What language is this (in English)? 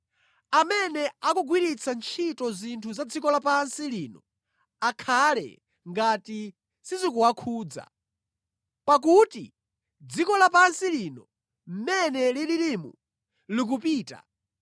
Nyanja